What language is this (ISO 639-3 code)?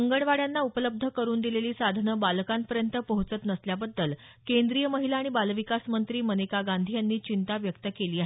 mar